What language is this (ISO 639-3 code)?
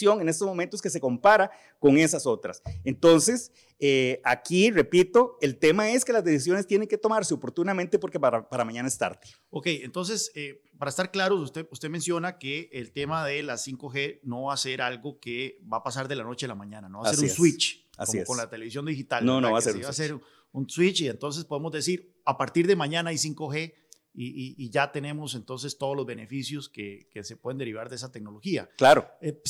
spa